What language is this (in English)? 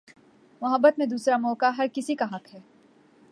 Urdu